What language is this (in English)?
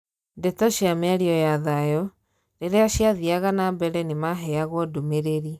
Kikuyu